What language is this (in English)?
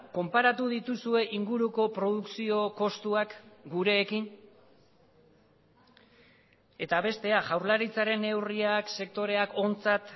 Basque